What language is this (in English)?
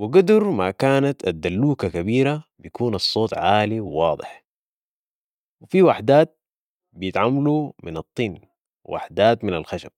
Sudanese Arabic